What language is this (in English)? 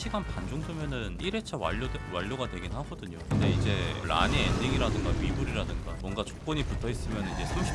Korean